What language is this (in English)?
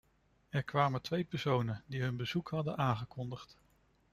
Dutch